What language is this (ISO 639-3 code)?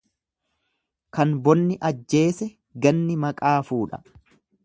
orm